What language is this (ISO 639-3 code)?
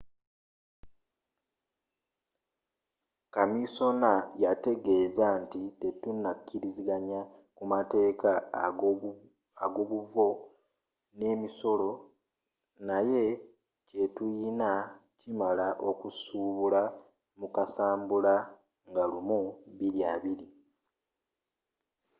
lug